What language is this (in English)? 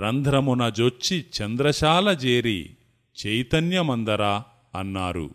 Telugu